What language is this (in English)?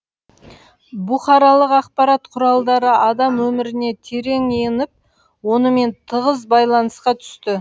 Kazakh